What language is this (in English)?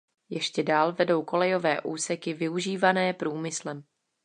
Czech